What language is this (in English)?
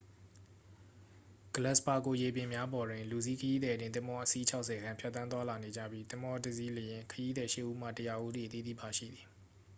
Burmese